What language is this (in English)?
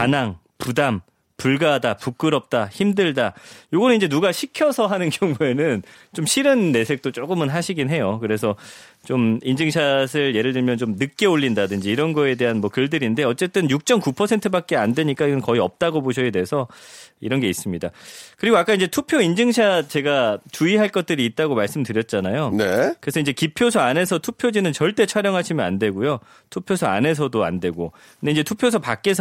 Korean